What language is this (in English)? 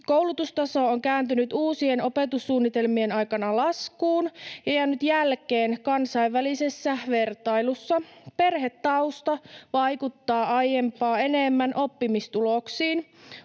Finnish